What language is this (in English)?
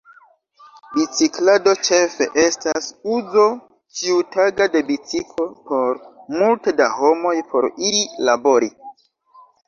Esperanto